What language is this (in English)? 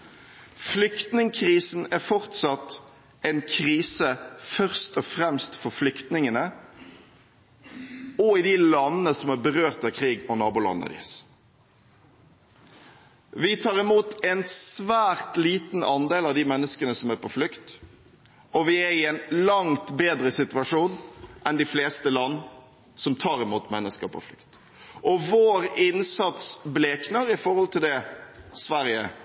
Norwegian Bokmål